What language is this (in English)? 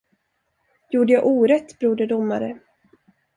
Swedish